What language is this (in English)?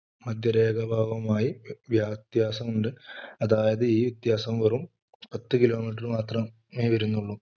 Malayalam